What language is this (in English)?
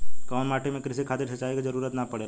Bhojpuri